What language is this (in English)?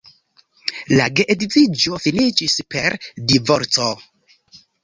Esperanto